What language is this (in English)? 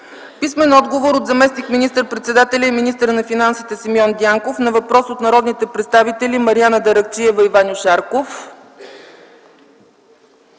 Bulgarian